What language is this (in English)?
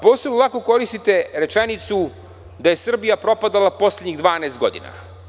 Serbian